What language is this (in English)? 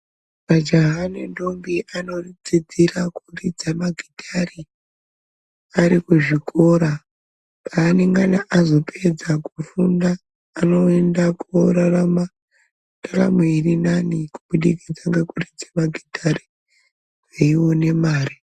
Ndau